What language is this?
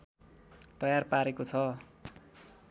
Nepali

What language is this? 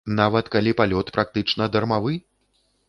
Belarusian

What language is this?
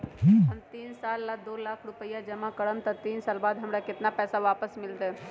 Magahi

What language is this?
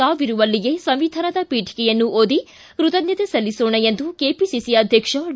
Kannada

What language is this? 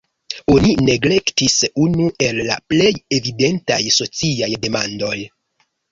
Esperanto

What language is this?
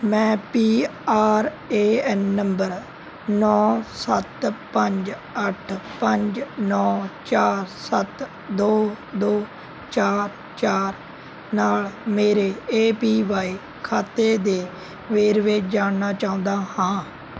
Punjabi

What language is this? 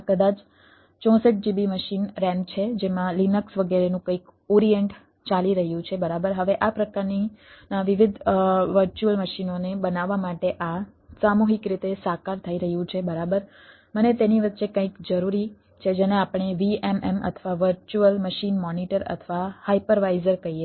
Gujarati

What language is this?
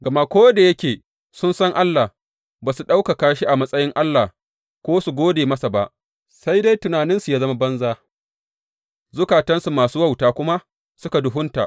Hausa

